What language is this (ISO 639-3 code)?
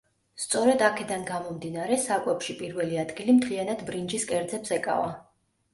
kat